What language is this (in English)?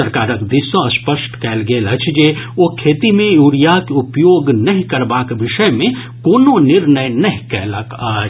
Maithili